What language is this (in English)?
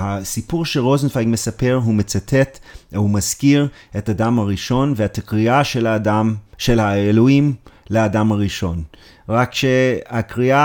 Hebrew